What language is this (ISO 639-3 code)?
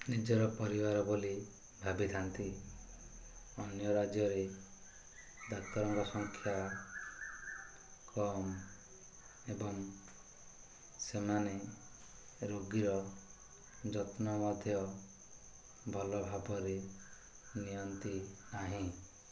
ori